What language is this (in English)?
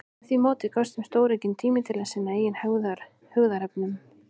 Icelandic